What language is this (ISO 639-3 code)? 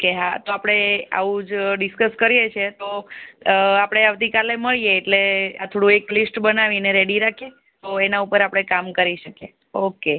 guj